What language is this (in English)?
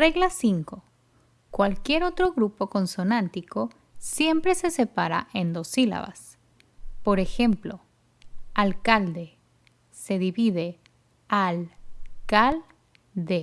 Spanish